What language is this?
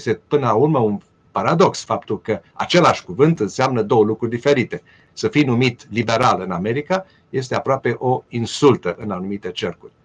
Romanian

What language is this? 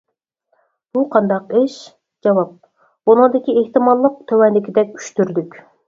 Uyghur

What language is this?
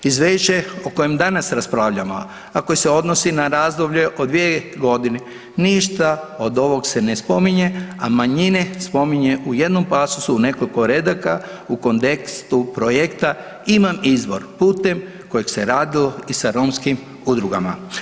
Croatian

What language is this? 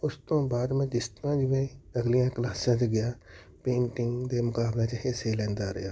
Punjabi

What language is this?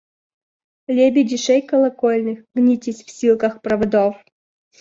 Russian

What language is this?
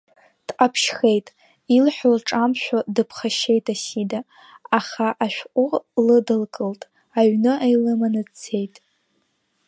Abkhazian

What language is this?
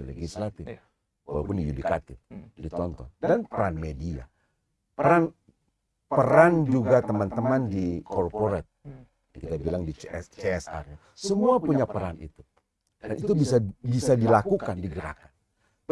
Indonesian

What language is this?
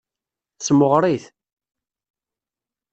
Kabyle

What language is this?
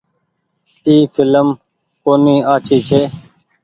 Goaria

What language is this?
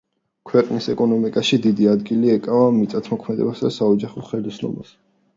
Georgian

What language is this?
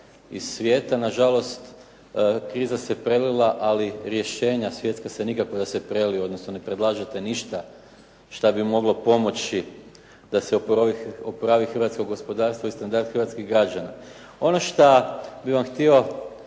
Croatian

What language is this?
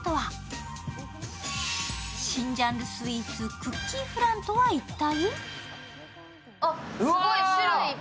Japanese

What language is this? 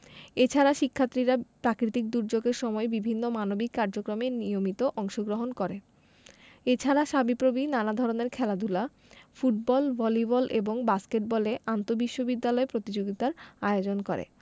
Bangla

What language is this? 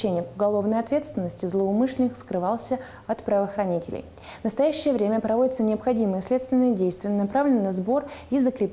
Russian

